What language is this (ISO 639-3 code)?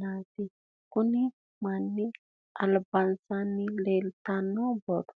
sid